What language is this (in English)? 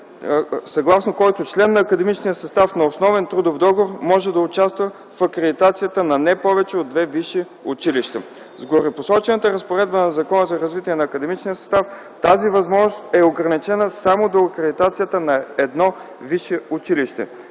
Bulgarian